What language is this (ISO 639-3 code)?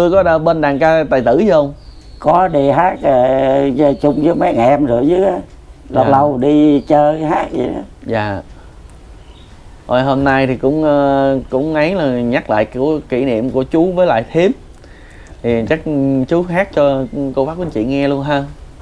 vie